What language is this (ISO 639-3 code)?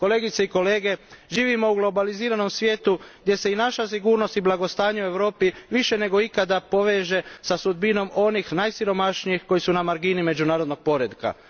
hrv